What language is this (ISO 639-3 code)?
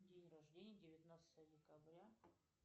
rus